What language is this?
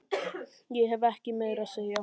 Icelandic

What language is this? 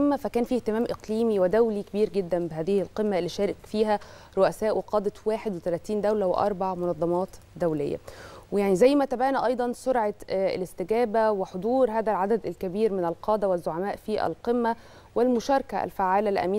Arabic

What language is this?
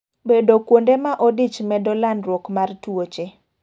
Luo (Kenya and Tanzania)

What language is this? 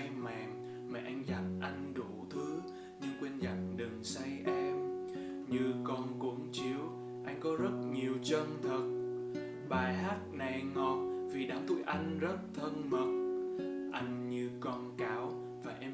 Vietnamese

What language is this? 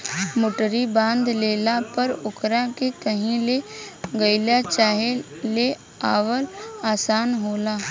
Bhojpuri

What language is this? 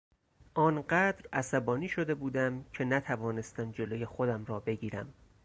Persian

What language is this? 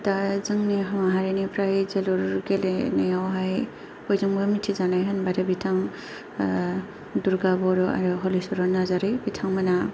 Bodo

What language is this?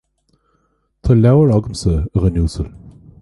Irish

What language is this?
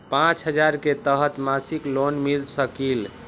Magahi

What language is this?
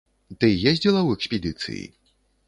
Belarusian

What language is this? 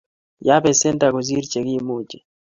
Kalenjin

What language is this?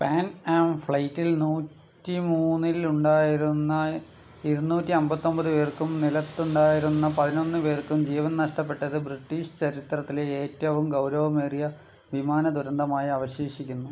Malayalam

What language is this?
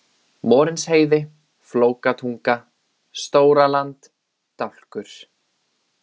Icelandic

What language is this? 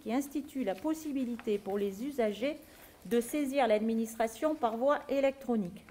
French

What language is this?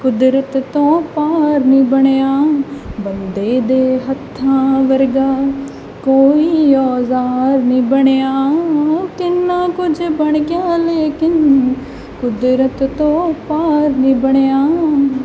Punjabi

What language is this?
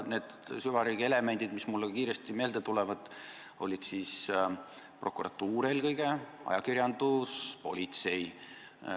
Estonian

